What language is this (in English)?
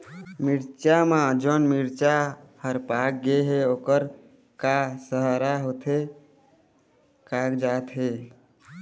Chhattisgarhi